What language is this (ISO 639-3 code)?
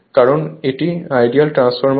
ben